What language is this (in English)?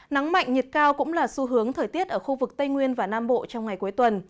Vietnamese